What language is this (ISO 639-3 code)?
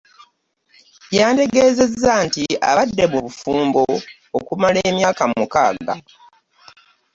lug